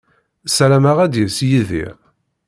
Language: Kabyle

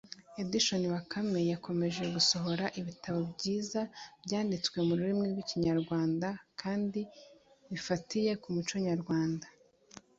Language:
Kinyarwanda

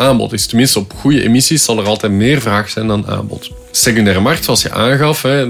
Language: Dutch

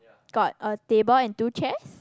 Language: English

